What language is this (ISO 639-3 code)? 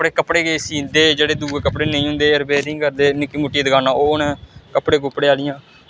doi